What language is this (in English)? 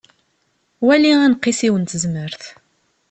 Kabyle